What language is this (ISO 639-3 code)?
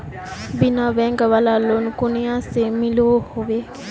mag